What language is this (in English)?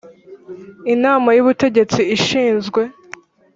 Kinyarwanda